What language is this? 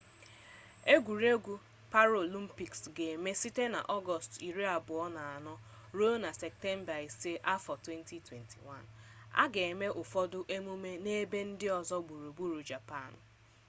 Igbo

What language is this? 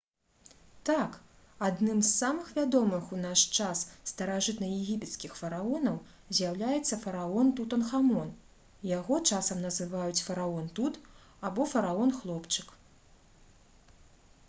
Belarusian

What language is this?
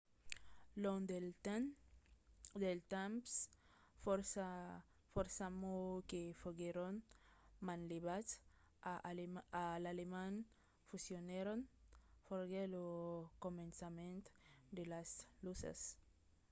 Occitan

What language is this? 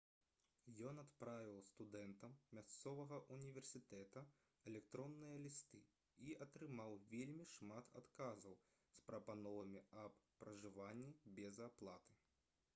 Belarusian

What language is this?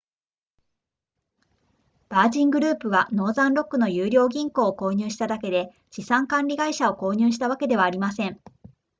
Japanese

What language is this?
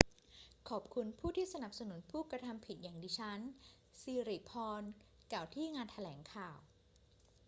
Thai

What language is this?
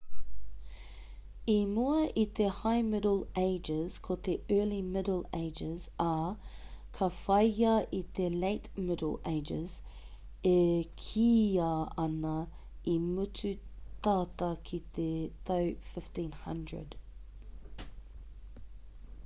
Māori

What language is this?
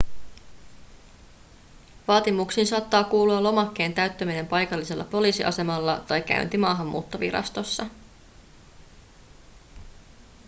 Finnish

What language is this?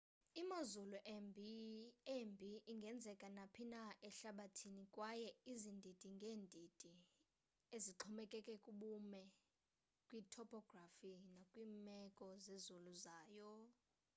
Xhosa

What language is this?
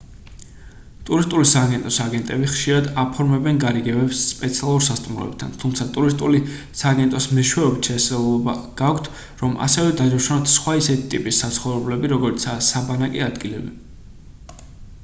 Georgian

